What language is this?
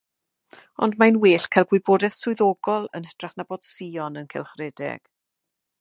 Welsh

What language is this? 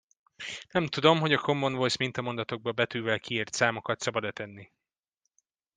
Hungarian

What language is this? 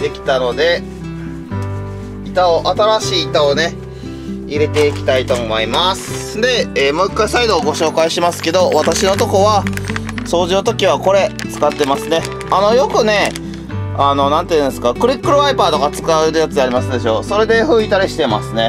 Japanese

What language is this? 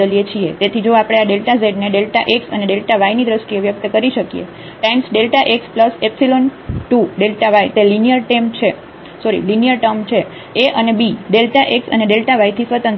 Gujarati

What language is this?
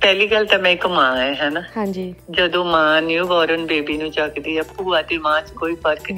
Punjabi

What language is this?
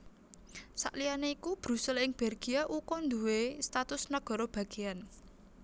Javanese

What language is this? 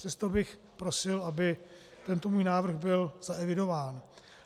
Czech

